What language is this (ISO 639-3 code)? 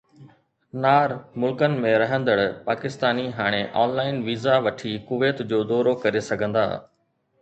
snd